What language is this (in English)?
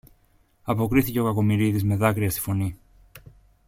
Greek